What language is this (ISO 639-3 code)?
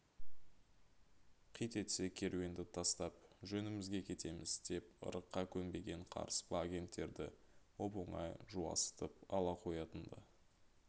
kaz